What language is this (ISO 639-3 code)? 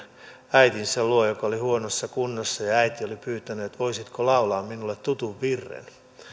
fin